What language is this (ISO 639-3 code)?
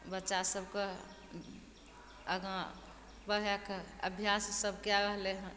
mai